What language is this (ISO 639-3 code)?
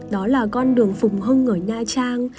vie